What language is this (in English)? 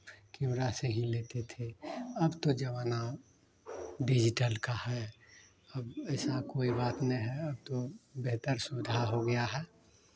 Hindi